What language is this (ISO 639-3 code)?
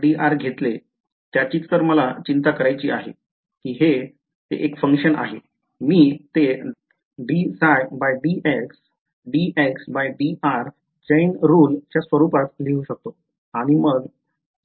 mar